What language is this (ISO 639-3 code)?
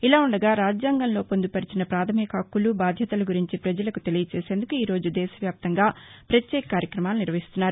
tel